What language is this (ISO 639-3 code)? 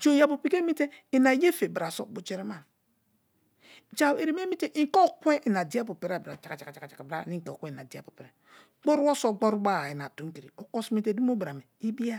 ijn